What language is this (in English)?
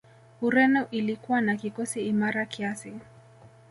Swahili